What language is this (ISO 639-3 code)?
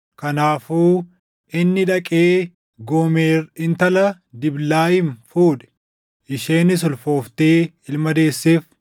orm